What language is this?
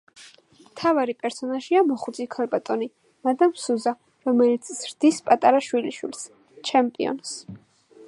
Georgian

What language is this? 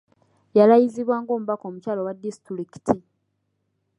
Ganda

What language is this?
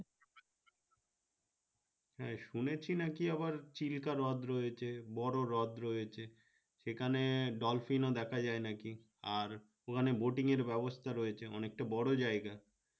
Bangla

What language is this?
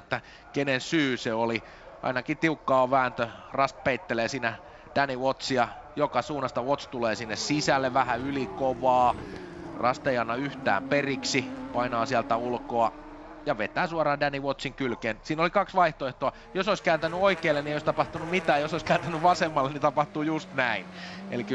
Finnish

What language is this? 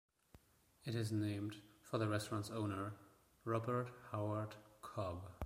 English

